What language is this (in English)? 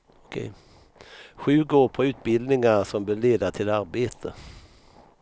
Swedish